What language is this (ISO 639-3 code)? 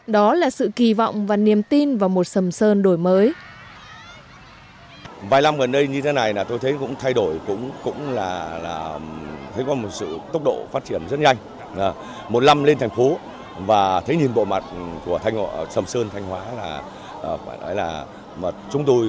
vie